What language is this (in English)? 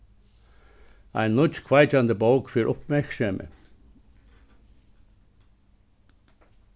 Faroese